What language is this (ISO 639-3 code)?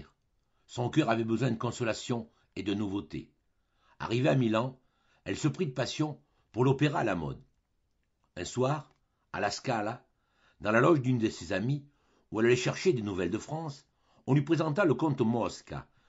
fra